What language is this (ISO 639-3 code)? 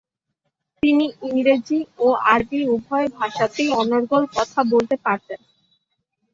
ben